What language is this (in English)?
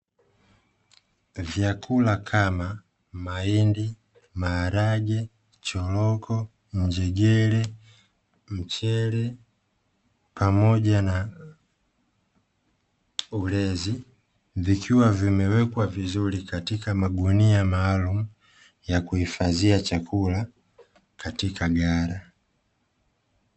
Swahili